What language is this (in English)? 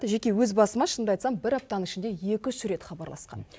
Kazakh